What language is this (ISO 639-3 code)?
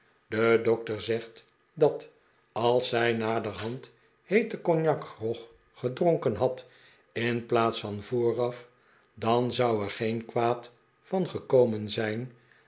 nld